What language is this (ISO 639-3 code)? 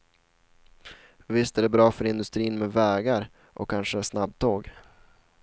swe